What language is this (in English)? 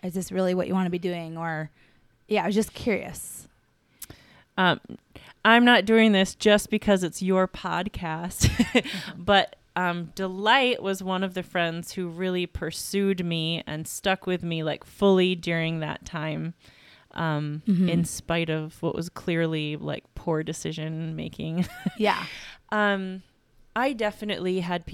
English